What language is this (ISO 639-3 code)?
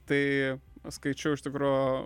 lit